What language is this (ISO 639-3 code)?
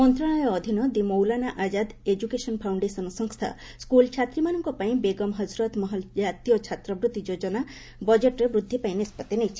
ori